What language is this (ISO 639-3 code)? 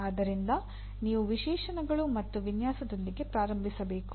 kan